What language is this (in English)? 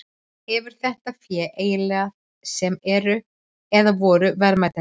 Icelandic